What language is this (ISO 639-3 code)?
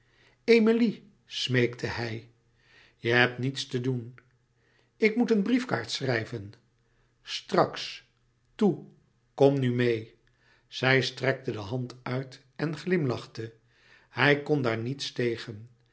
nld